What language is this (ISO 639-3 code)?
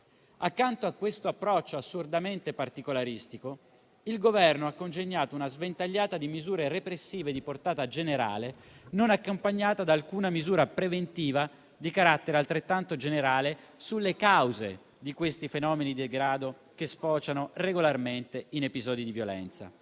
ita